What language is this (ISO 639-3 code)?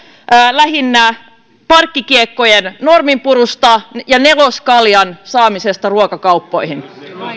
fin